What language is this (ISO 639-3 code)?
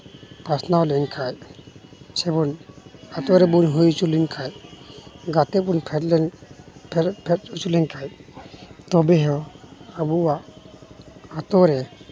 sat